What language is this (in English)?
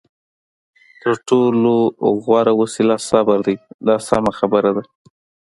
Pashto